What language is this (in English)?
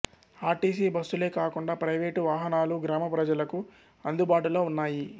Telugu